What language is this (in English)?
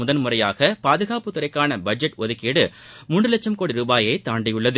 Tamil